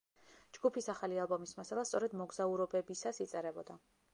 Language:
Georgian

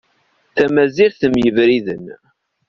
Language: Kabyle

